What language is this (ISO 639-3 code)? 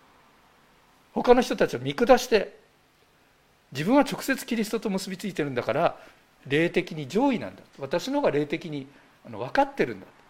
jpn